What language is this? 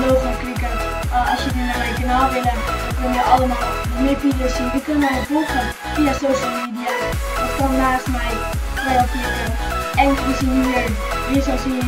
Dutch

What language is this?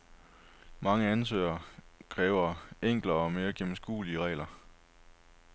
Danish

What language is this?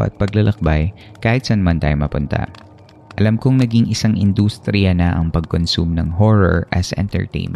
Filipino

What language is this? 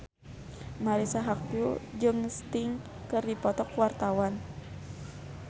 Sundanese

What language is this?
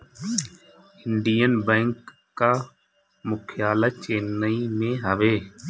Bhojpuri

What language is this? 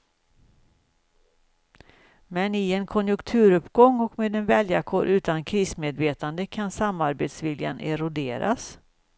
Swedish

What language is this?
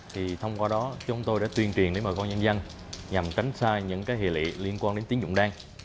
Vietnamese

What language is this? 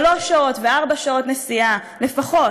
Hebrew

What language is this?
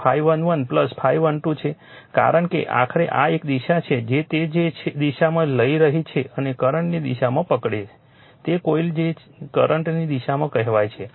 Gujarati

